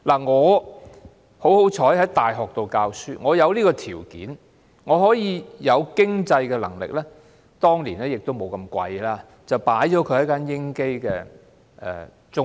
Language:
Cantonese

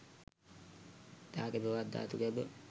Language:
Sinhala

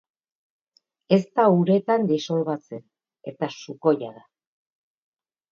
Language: Basque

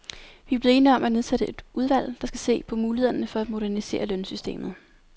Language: Danish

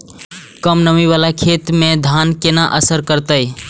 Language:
Maithili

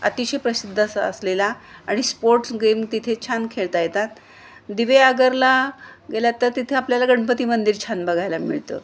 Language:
Marathi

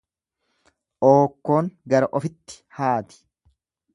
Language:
Oromo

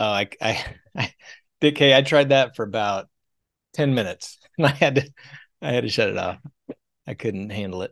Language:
English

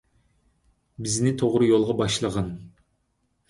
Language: Uyghur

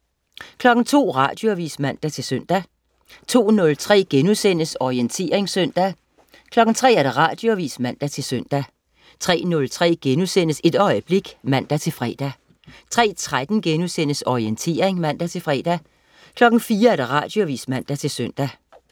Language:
Danish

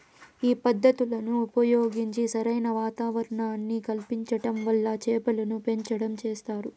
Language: Telugu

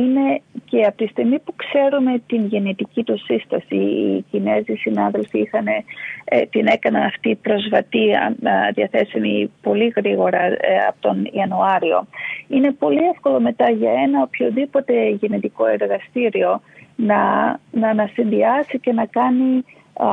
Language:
Greek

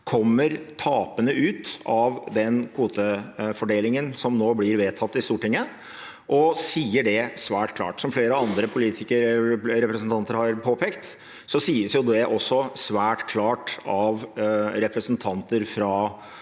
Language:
Norwegian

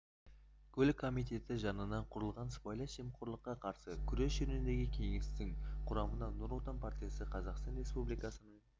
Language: Kazakh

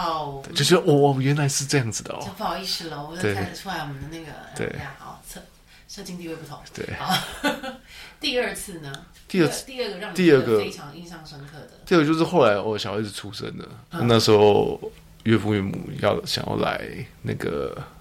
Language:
Chinese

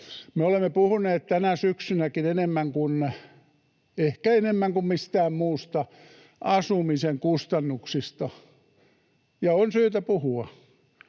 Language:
Finnish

